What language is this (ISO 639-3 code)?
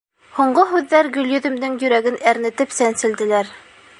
bak